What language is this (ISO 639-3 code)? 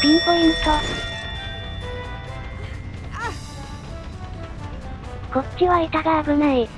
jpn